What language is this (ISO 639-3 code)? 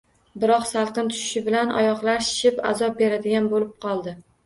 uzb